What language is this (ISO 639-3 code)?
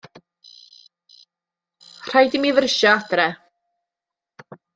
cym